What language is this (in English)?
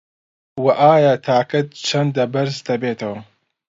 Central Kurdish